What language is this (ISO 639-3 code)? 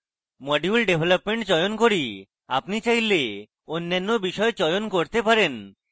ben